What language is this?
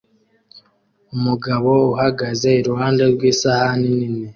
Kinyarwanda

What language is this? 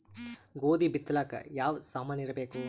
Kannada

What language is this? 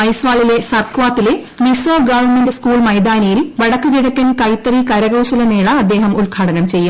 Malayalam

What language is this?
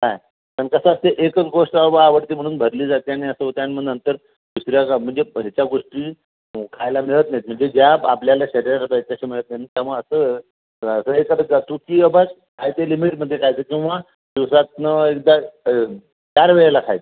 Marathi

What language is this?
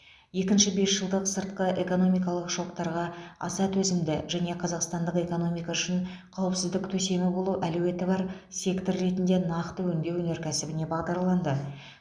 Kazakh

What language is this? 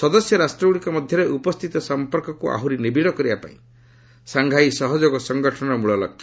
Odia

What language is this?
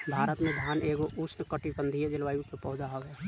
Bhojpuri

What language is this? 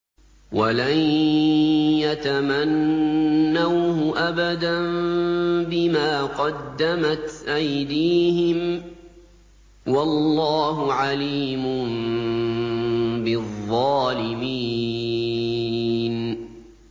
Arabic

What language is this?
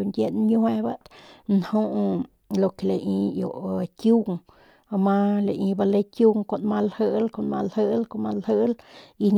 Northern Pame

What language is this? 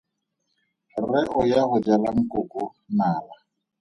Tswana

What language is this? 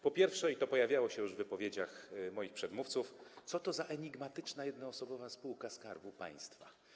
Polish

